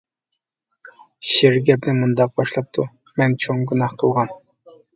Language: Uyghur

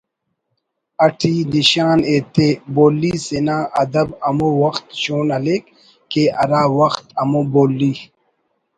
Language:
Brahui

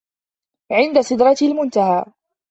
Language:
Arabic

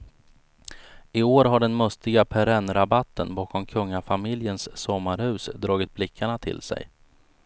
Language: Swedish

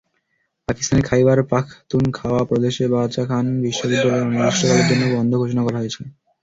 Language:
Bangla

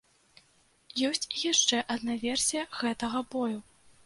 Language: Belarusian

